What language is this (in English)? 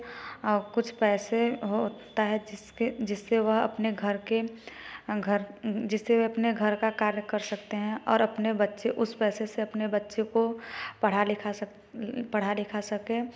Hindi